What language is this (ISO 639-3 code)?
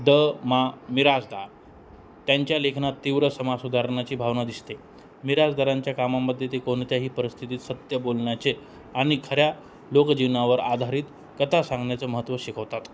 mar